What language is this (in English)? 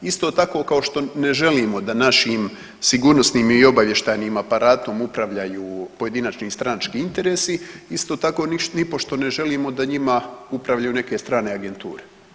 Croatian